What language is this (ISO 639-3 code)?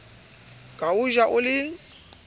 sot